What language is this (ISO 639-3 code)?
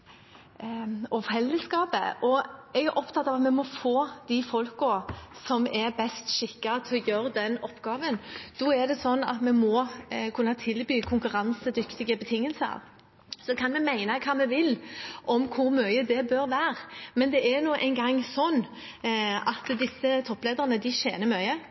nob